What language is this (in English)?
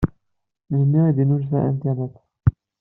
Kabyle